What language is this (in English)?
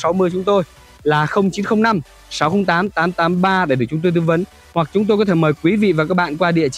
Vietnamese